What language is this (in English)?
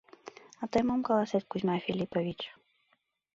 Mari